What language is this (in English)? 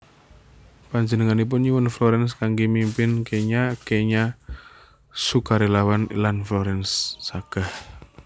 Javanese